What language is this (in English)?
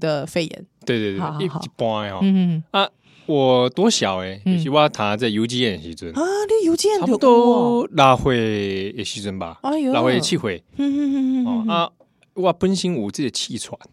Chinese